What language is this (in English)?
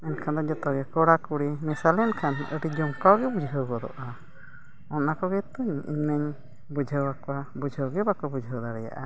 Santali